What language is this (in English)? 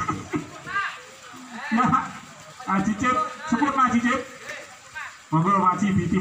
Indonesian